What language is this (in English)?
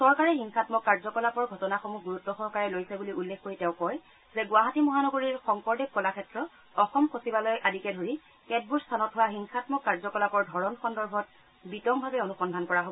Assamese